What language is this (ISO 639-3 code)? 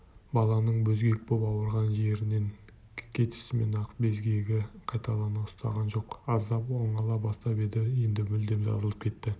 kaz